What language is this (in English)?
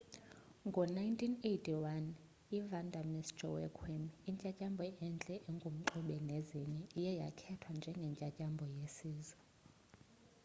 Xhosa